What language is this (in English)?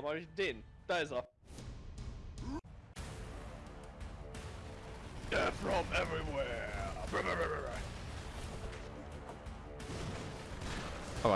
German